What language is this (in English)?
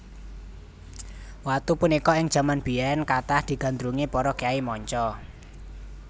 Javanese